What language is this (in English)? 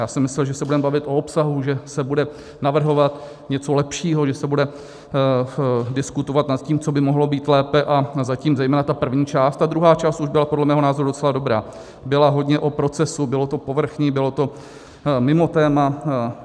Czech